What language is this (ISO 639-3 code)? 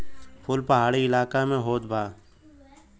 bho